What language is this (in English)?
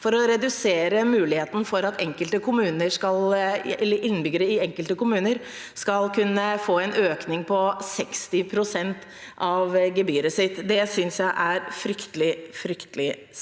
Norwegian